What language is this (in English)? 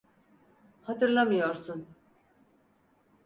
Turkish